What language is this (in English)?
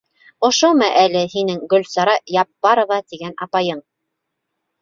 Bashkir